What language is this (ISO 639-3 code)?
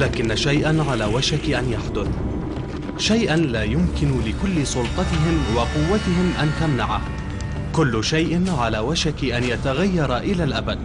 ara